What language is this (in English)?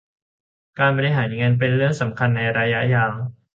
Thai